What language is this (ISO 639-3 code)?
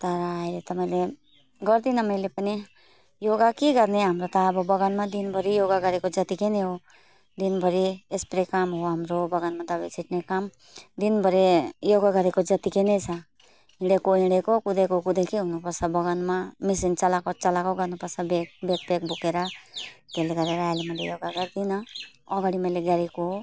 nep